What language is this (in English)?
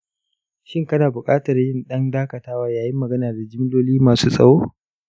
Hausa